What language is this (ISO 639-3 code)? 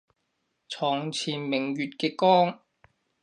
yue